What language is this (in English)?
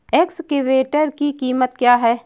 Hindi